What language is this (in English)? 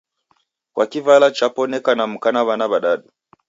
Taita